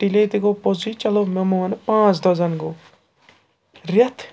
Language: Kashmiri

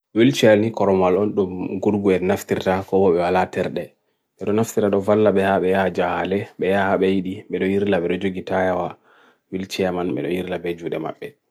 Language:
Bagirmi Fulfulde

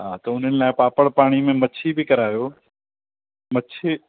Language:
Sindhi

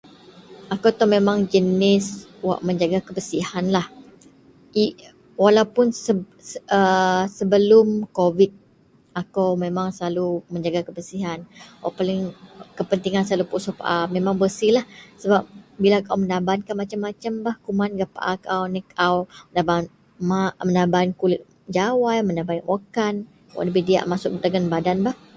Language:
Central Melanau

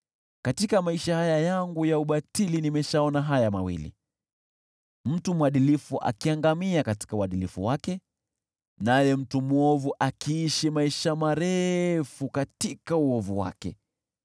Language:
Swahili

